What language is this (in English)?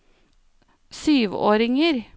Norwegian